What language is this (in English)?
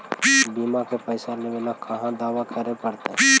Magahi